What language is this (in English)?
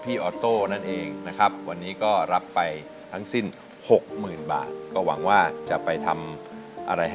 Thai